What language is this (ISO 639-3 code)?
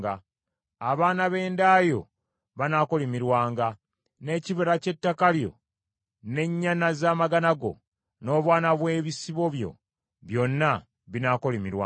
lug